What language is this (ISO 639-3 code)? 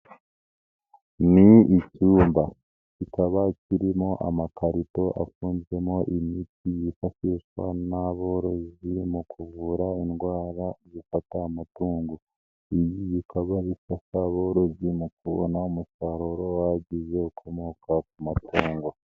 kin